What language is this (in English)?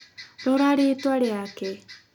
Kikuyu